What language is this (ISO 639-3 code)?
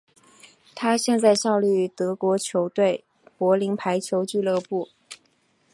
zho